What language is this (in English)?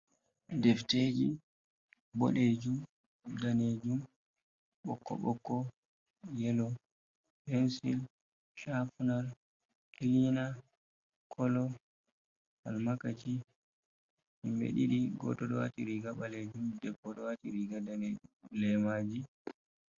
Fula